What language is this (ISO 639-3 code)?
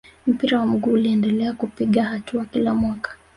swa